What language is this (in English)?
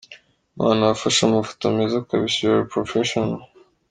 Kinyarwanda